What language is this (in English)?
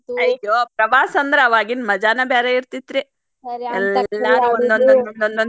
Kannada